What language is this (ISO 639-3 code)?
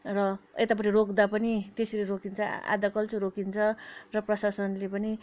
nep